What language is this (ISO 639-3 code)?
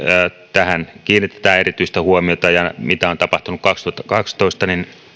fin